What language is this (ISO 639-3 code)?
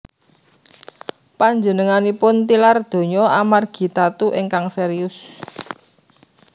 jav